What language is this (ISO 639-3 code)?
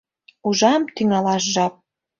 chm